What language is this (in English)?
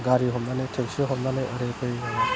Bodo